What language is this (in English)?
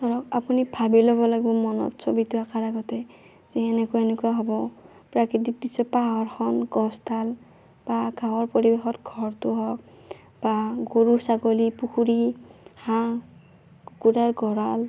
Assamese